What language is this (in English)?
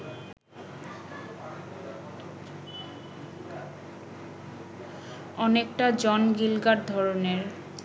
Bangla